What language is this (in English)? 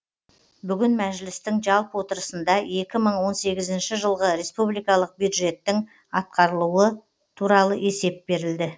Kazakh